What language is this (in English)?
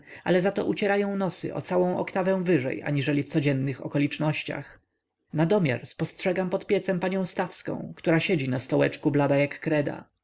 Polish